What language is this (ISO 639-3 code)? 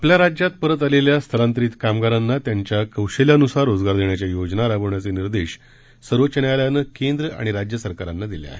mar